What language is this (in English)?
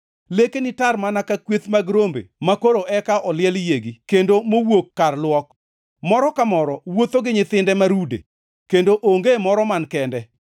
Luo (Kenya and Tanzania)